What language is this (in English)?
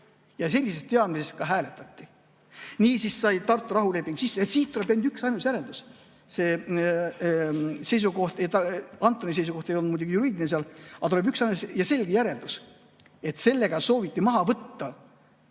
Estonian